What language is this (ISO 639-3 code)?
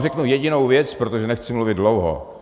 ces